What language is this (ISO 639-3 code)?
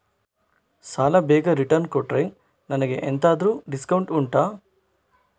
kan